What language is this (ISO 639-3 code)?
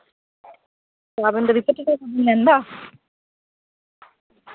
sat